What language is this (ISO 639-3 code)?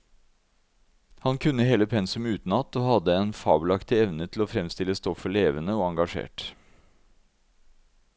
nor